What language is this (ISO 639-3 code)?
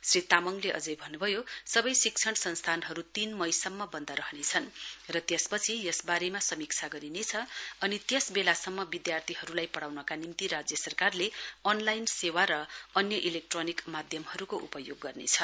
nep